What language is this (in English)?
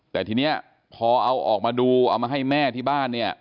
Thai